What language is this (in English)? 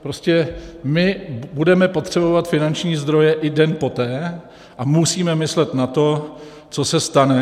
Czech